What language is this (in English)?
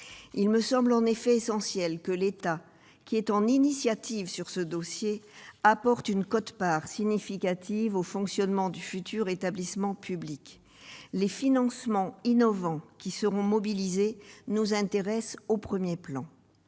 French